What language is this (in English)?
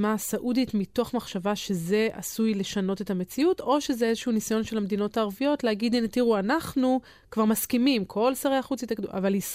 Hebrew